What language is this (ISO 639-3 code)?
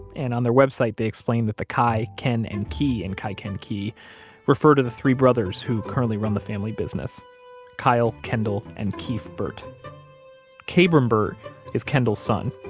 eng